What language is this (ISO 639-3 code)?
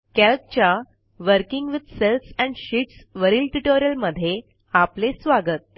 mar